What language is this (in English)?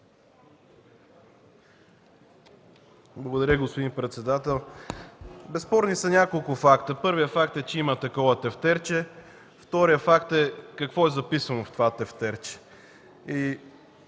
Bulgarian